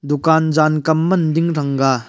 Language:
Wancho Naga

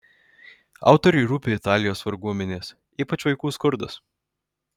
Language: Lithuanian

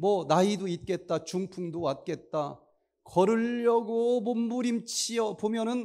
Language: Korean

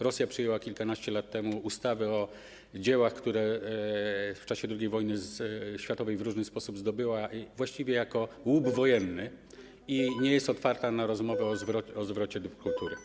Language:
Polish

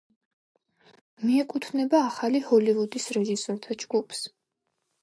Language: Georgian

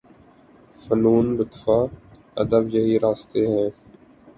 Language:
Urdu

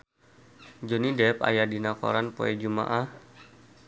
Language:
Sundanese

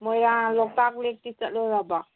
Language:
Manipuri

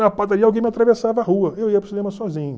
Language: Portuguese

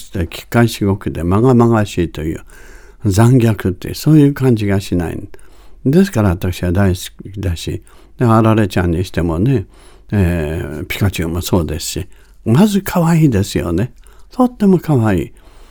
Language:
Japanese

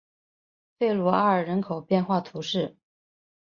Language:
Chinese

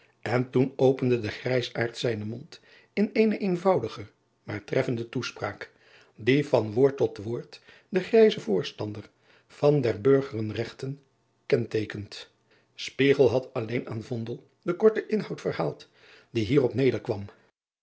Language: Dutch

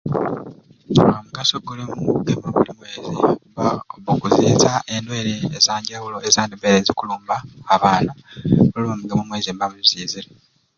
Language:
Ruuli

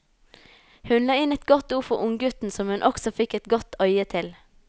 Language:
Norwegian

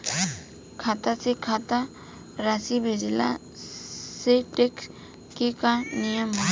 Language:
Bhojpuri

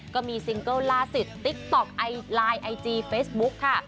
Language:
Thai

